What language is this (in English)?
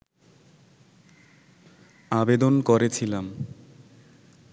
Bangla